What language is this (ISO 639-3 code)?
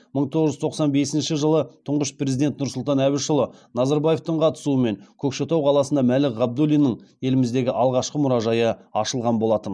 kaz